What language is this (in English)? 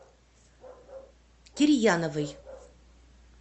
Russian